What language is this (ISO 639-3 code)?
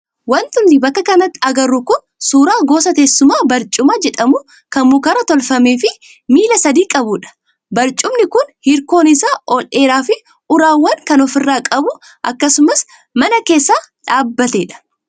orm